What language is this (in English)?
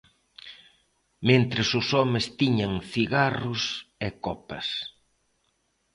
Galician